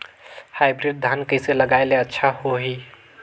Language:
Chhattisgarhi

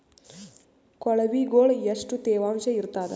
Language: Kannada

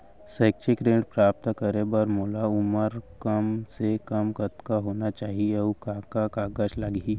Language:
Chhattisgarhi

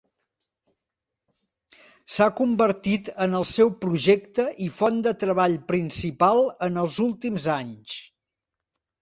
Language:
Catalan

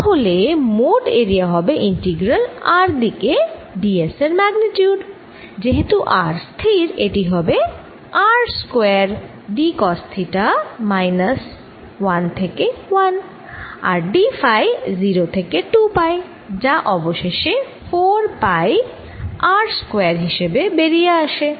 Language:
Bangla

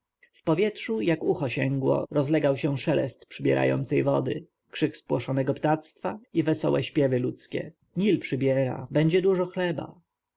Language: Polish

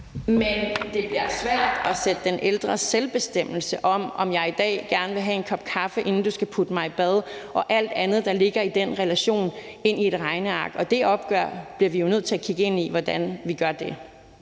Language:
Danish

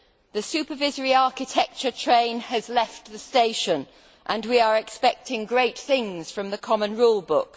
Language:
English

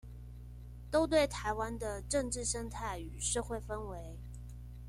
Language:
Chinese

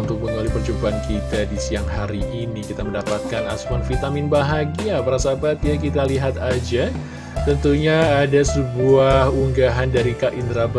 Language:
Indonesian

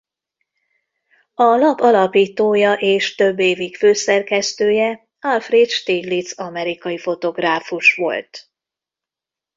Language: Hungarian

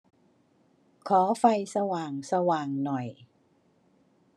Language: Thai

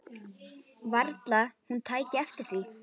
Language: Icelandic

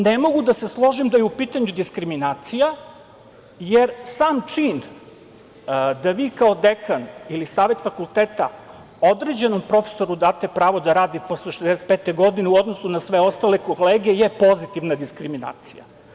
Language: Serbian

